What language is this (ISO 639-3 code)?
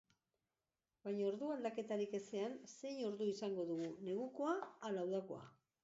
eus